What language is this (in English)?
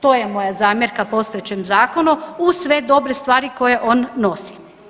Croatian